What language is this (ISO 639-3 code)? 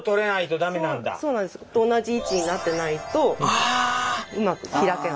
jpn